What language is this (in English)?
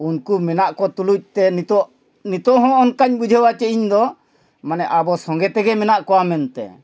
Santali